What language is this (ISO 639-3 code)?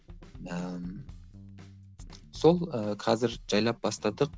kaz